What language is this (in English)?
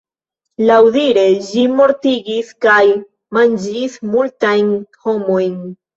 Esperanto